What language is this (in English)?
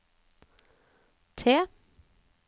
Norwegian